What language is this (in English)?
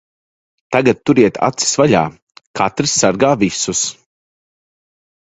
Latvian